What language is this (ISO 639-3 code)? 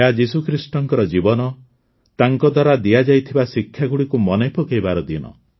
ori